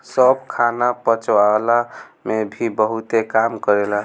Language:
Bhojpuri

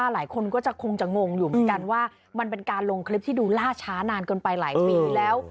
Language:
Thai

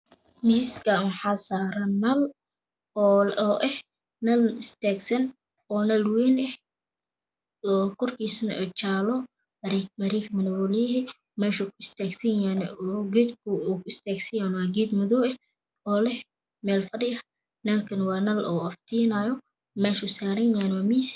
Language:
Somali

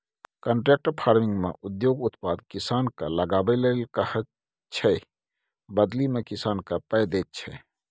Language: Maithili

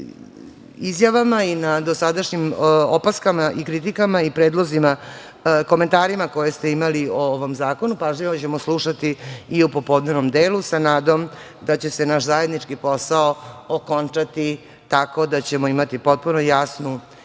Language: Serbian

